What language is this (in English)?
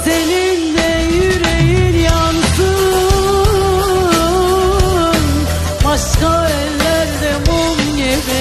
Dutch